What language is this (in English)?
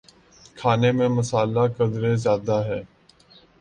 Urdu